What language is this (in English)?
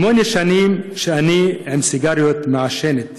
Hebrew